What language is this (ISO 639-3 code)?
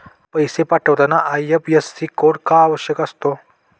mar